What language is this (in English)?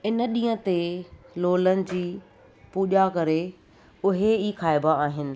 Sindhi